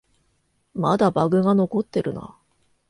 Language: Japanese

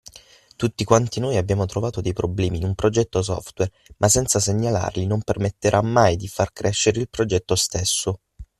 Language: Italian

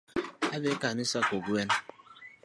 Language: Luo (Kenya and Tanzania)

